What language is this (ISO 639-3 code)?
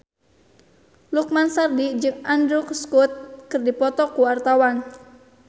sun